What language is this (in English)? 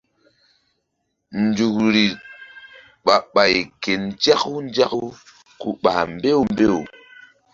Mbum